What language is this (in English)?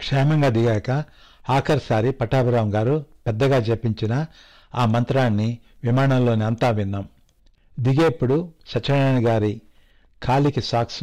Telugu